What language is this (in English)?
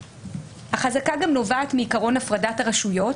Hebrew